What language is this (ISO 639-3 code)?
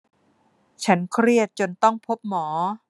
tha